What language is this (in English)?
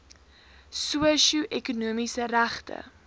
Afrikaans